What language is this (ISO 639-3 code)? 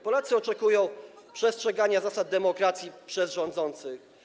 pol